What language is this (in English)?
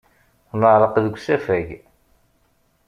Kabyle